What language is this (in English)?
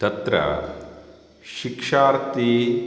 Sanskrit